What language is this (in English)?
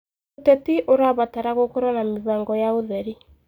Kikuyu